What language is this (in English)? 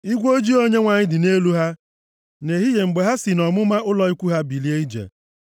Igbo